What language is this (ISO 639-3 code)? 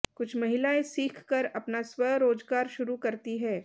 hin